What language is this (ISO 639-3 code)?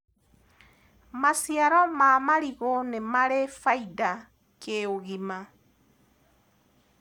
kik